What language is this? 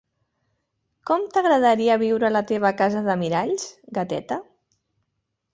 Catalan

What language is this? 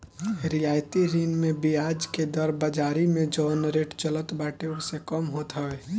Bhojpuri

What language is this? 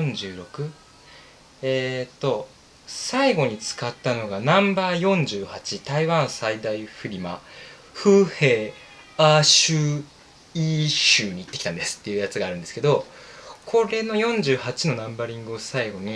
Japanese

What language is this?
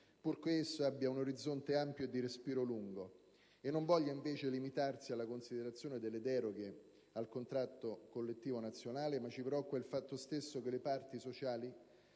Italian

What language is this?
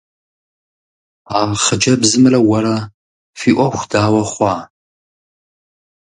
Kabardian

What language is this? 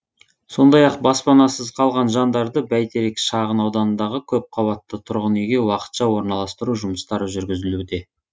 Kazakh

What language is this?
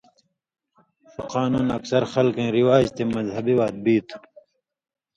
Indus Kohistani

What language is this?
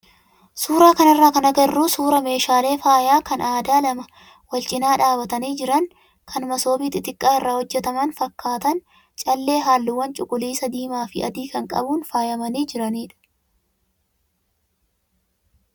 Oromo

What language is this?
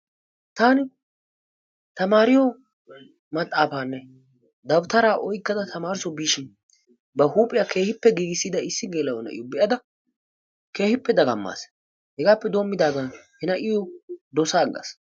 Wolaytta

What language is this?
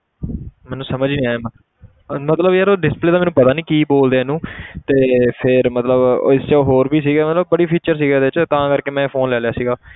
Punjabi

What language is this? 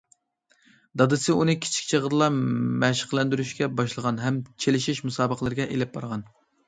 Uyghur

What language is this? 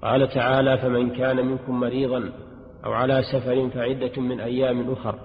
Arabic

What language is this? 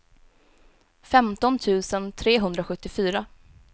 Swedish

